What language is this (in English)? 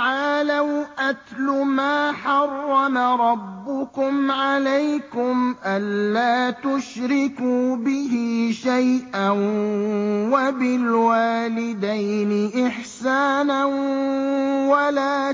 Arabic